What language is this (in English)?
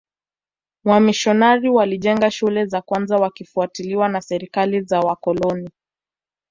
Swahili